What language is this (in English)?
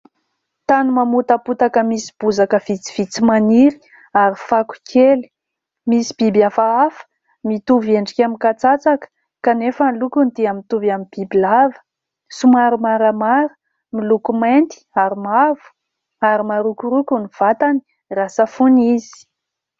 Malagasy